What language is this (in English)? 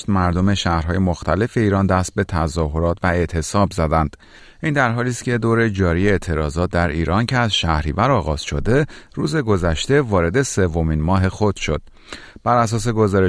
Persian